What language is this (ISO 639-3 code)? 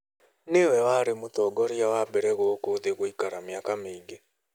kik